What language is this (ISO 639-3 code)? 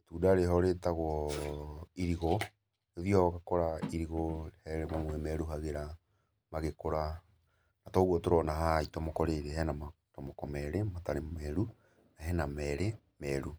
kik